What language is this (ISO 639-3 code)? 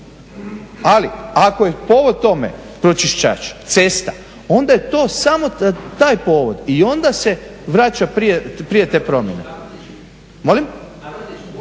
hrv